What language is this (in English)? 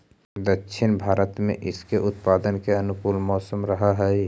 Magahi